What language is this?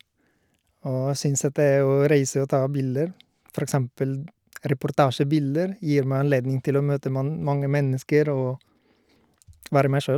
Norwegian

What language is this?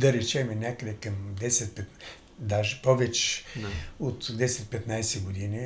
Bulgarian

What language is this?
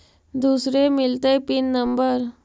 Magahi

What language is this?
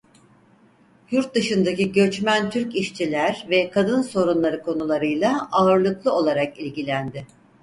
Turkish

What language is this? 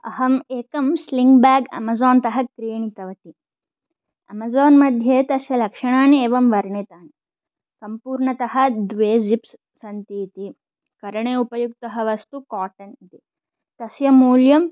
Sanskrit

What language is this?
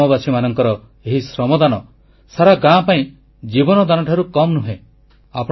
Odia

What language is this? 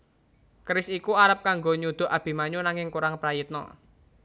Javanese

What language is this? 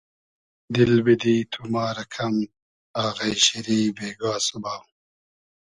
Hazaragi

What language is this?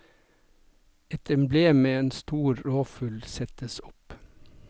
Norwegian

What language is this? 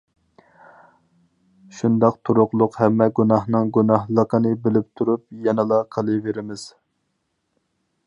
Uyghur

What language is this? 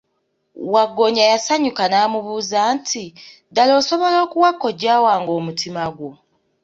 Ganda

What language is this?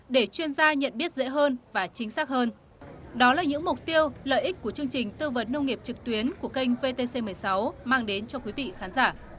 Vietnamese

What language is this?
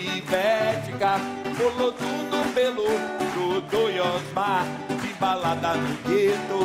Portuguese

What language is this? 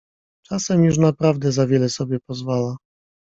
Polish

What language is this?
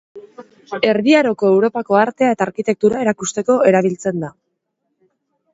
Basque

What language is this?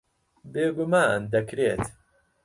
Central Kurdish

